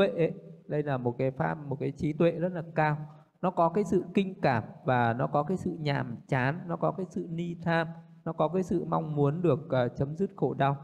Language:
Vietnamese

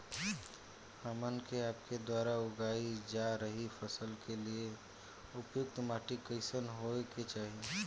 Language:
Bhojpuri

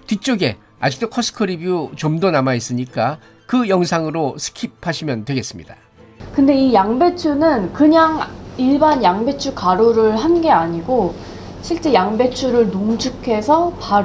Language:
Korean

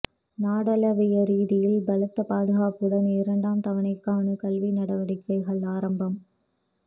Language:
Tamil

